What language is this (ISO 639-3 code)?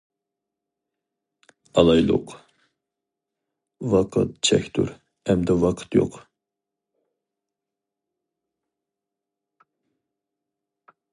uig